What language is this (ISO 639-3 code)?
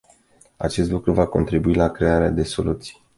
ron